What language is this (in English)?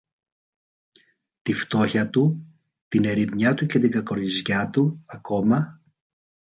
Greek